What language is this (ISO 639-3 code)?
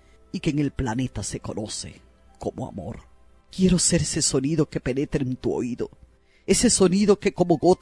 spa